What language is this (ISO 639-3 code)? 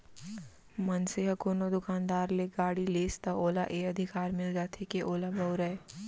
hne